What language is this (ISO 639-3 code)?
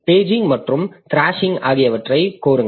tam